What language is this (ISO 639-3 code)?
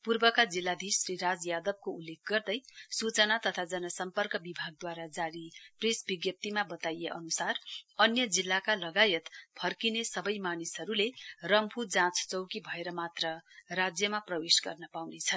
nep